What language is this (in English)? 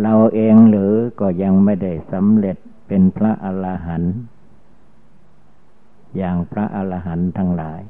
Thai